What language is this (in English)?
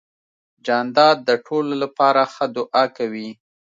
Pashto